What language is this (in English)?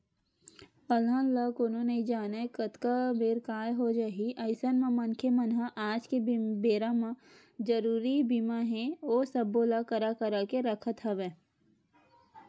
Chhattisgarhi